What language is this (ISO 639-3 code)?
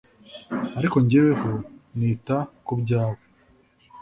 kin